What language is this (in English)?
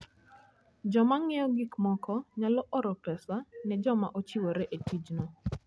Luo (Kenya and Tanzania)